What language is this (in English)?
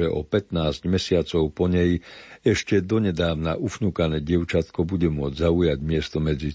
Slovak